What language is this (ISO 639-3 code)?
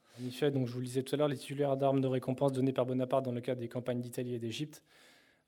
fra